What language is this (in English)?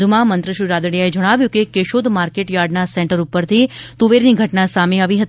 Gujarati